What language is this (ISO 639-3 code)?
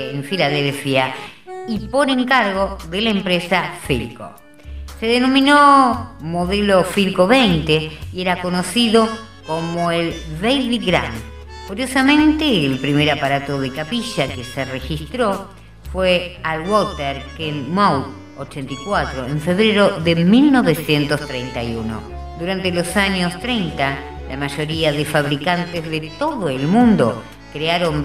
spa